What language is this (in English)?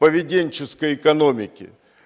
Russian